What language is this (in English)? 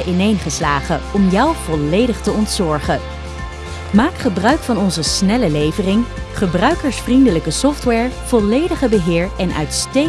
Dutch